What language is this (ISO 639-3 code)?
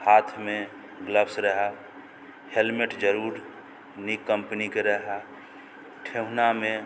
mai